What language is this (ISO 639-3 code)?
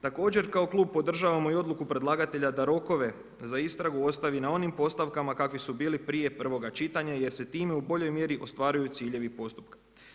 hrv